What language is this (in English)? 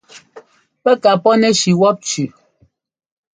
Ngomba